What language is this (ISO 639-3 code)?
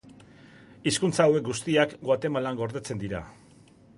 eus